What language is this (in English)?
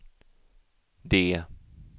Swedish